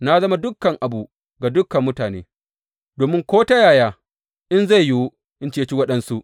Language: Hausa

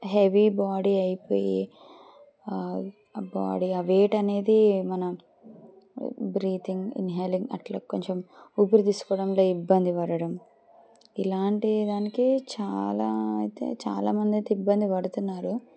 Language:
Telugu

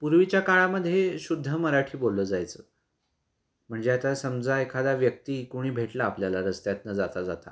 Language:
Marathi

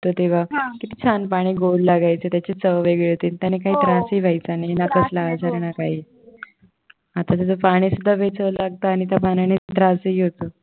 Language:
Marathi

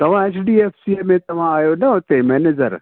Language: Sindhi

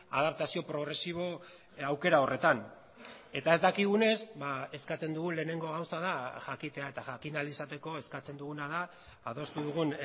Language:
Basque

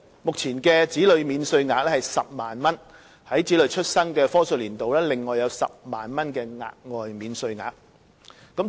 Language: Cantonese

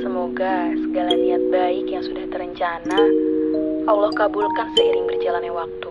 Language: Indonesian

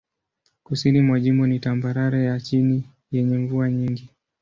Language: Swahili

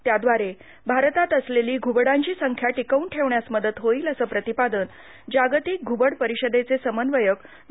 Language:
Marathi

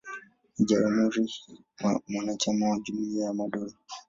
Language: Swahili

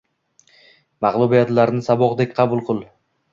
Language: Uzbek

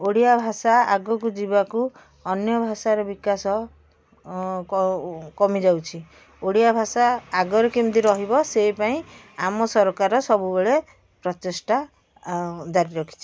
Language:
Odia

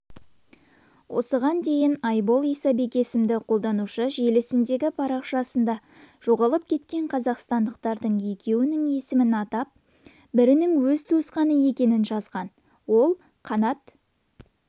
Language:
Kazakh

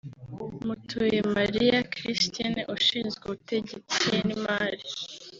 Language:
Kinyarwanda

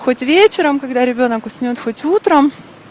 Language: Russian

